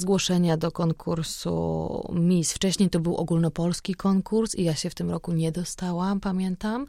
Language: Polish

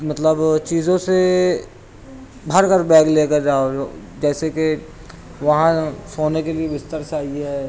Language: Urdu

